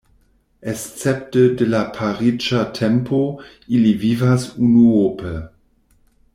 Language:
Esperanto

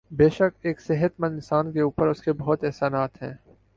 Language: Urdu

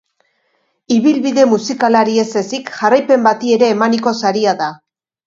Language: Basque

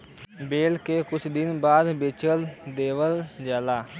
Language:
Bhojpuri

